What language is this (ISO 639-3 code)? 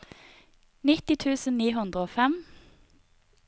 nor